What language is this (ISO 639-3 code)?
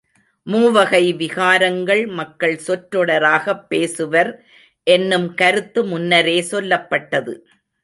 tam